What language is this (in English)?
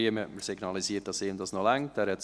Swiss German